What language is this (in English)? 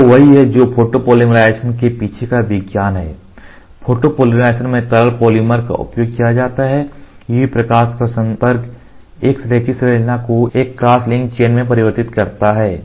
Hindi